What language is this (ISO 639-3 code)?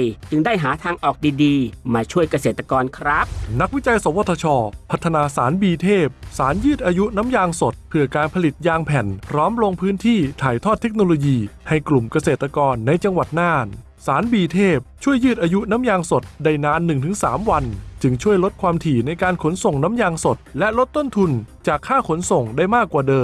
tha